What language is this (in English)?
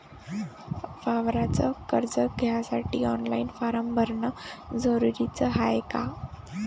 Marathi